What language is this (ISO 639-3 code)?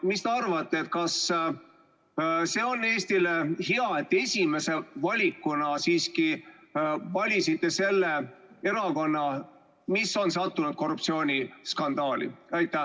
est